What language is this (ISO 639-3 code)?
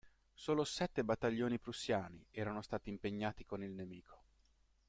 ita